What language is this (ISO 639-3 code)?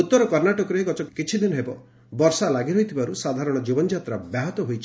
ori